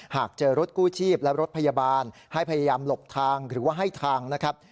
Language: Thai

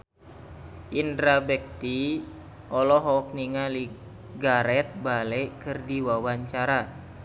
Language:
Sundanese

